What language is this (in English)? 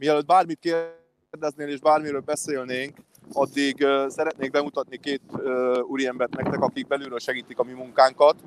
Hungarian